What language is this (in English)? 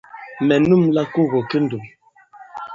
Bankon